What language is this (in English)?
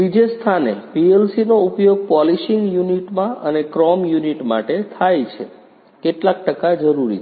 Gujarati